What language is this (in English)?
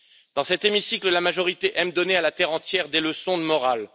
French